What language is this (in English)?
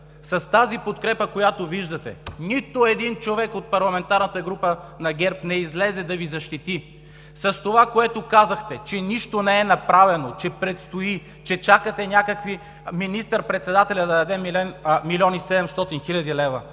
Bulgarian